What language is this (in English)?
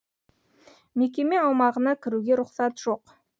Kazakh